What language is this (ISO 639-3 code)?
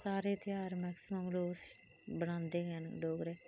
doi